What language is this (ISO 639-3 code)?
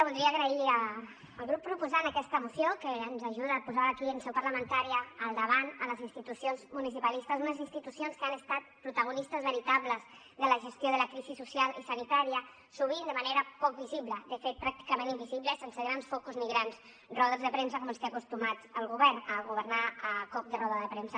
cat